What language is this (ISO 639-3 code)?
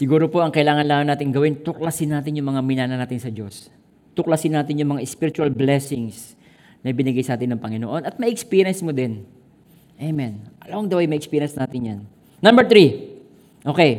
fil